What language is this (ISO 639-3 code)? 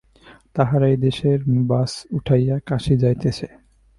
ben